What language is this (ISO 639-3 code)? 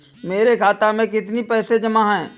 hin